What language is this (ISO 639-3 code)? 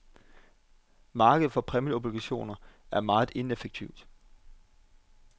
dan